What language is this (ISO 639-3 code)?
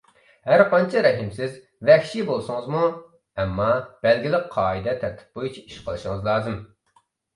uig